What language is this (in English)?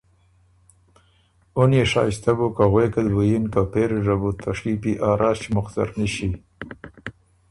Ormuri